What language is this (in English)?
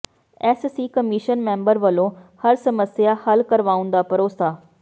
Punjabi